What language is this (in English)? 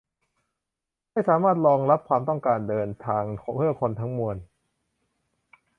Thai